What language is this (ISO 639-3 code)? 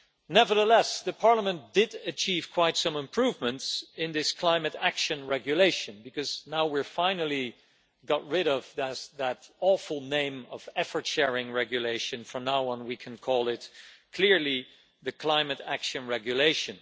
eng